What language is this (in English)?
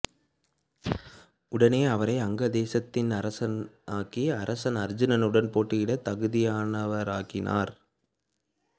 Tamil